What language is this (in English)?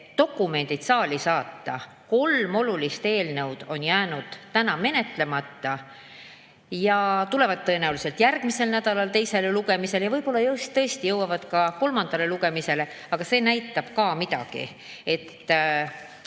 Estonian